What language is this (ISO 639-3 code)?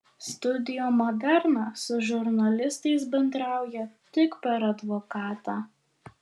lit